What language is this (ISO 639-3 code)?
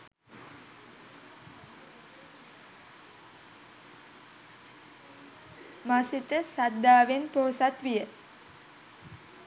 sin